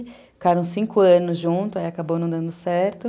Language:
Portuguese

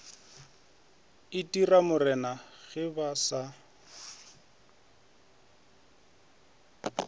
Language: Northern Sotho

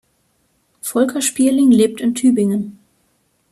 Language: German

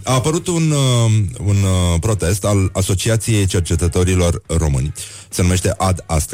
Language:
Romanian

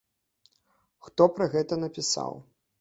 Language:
Belarusian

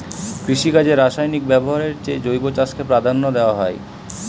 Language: Bangla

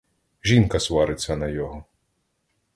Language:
Ukrainian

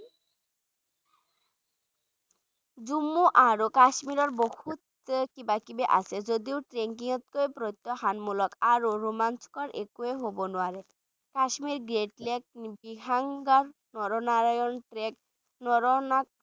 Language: Bangla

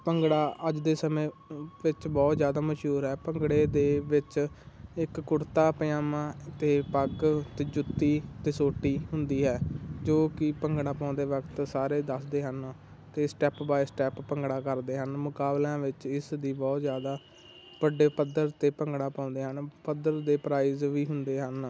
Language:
Punjabi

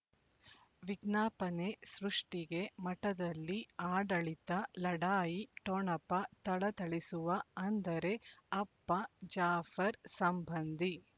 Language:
Kannada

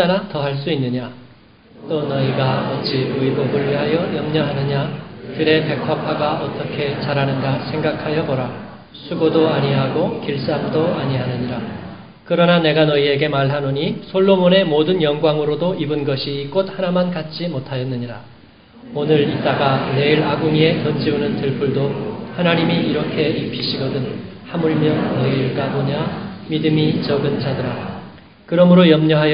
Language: Korean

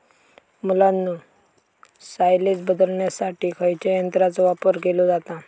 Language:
Marathi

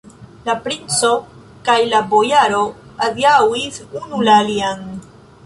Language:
Esperanto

